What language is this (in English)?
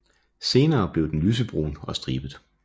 Danish